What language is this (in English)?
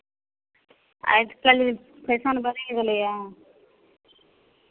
Maithili